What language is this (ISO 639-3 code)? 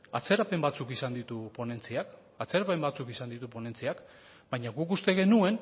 eus